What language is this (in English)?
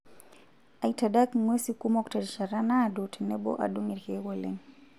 Masai